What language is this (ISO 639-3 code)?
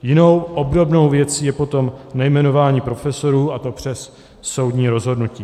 ces